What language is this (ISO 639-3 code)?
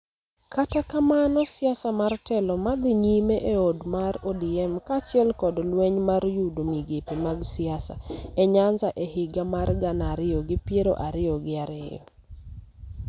luo